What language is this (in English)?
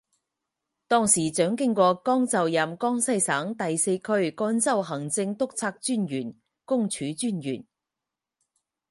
Chinese